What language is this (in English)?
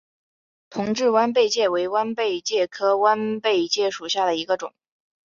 Chinese